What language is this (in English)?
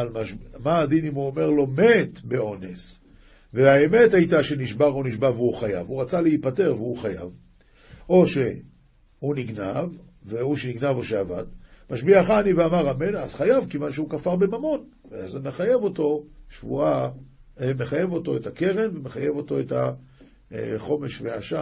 Hebrew